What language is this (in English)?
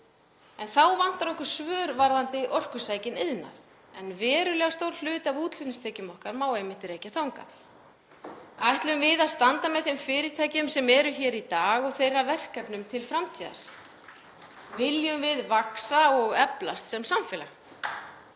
Icelandic